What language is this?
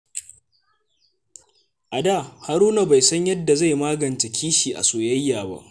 Hausa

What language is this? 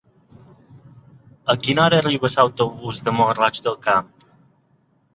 Catalan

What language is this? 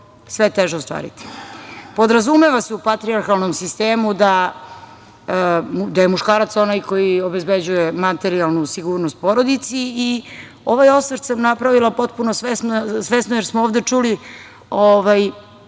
Serbian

